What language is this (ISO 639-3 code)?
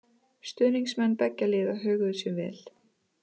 isl